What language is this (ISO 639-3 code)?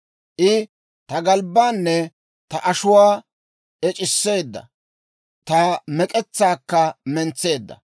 dwr